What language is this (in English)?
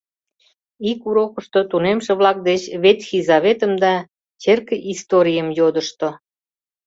Mari